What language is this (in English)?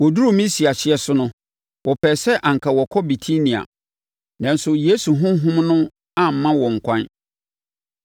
Akan